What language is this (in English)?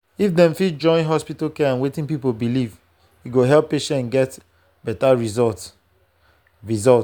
Nigerian Pidgin